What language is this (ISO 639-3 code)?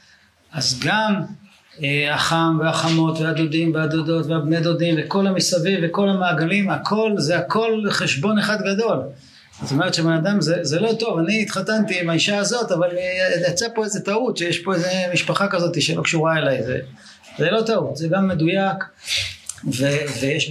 heb